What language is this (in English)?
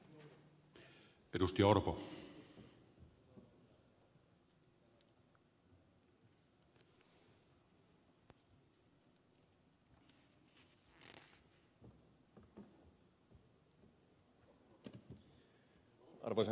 Finnish